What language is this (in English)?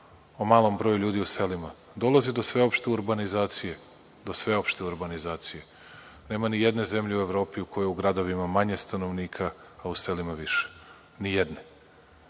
Serbian